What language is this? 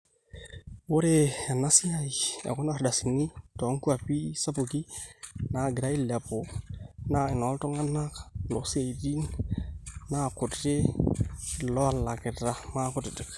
Masai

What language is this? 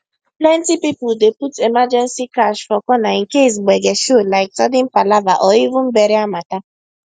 Nigerian Pidgin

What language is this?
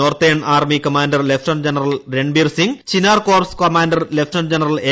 Malayalam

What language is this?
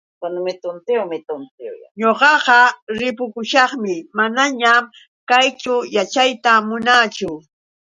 Yauyos Quechua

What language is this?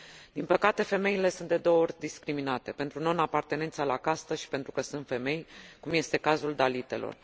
Romanian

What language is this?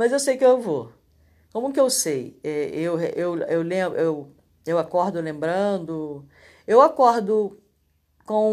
Portuguese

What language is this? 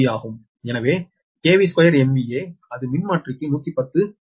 Tamil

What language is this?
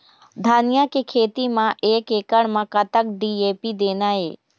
Chhattisgarhi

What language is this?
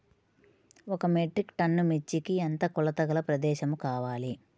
Telugu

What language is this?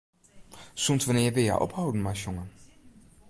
Western Frisian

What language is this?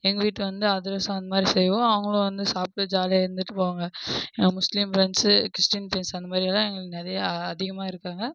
Tamil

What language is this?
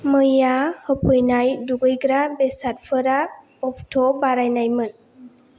Bodo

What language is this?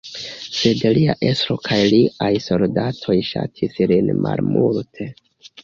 Esperanto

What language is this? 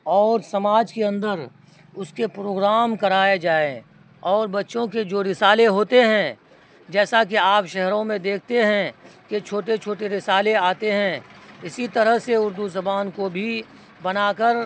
Urdu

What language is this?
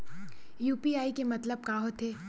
Chhattisgarhi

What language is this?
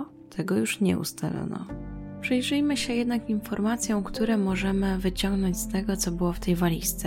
Polish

